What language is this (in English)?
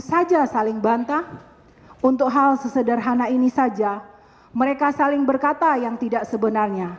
Indonesian